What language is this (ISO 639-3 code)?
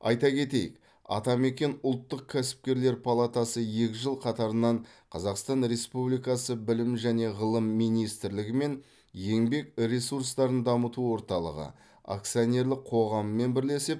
kaz